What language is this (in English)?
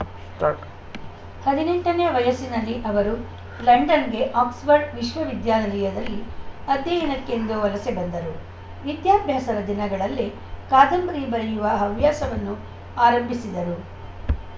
Kannada